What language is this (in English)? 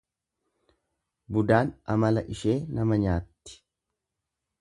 Oromo